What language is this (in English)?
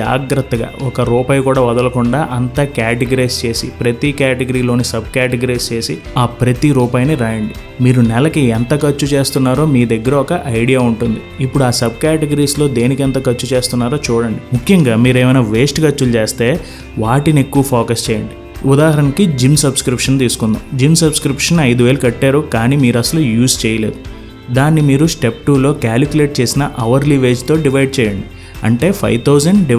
Telugu